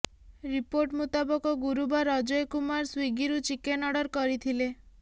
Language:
Odia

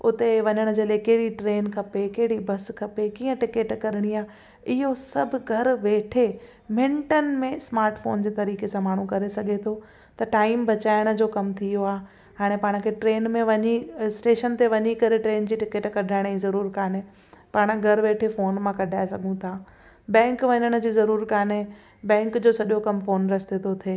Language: Sindhi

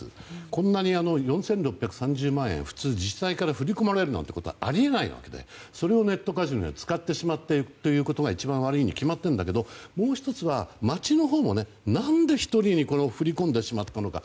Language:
Japanese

